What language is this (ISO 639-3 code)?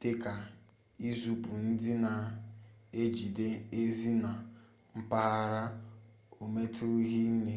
ibo